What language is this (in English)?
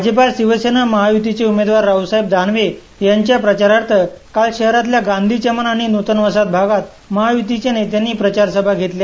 Marathi